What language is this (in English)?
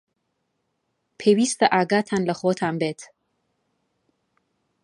Central Kurdish